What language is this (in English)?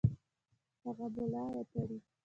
Pashto